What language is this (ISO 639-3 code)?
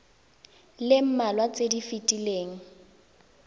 tsn